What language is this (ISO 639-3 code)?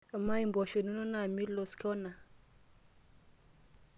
mas